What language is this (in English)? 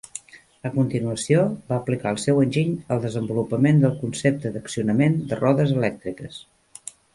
Catalan